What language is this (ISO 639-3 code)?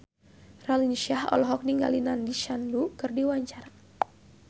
sun